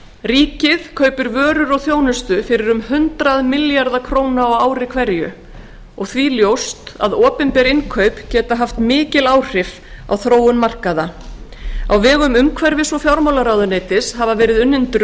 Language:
Icelandic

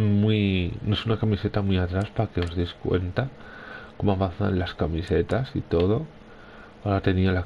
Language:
Spanish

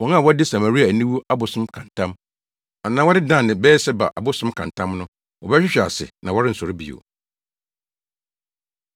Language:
Akan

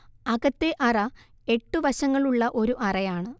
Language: Malayalam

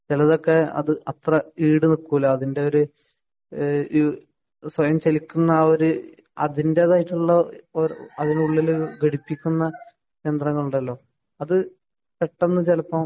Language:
Malayalam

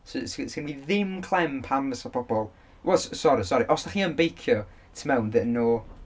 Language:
Welsh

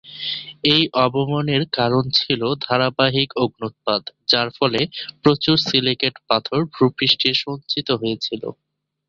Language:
Bangla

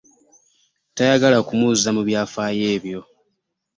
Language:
Ganda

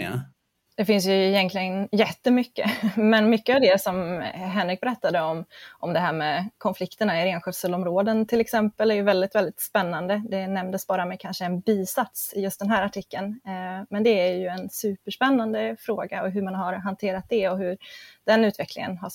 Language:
Swedish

